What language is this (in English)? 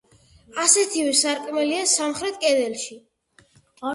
Georgian